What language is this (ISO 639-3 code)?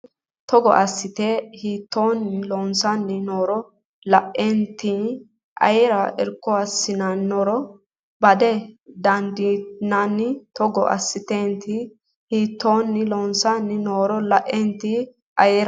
sid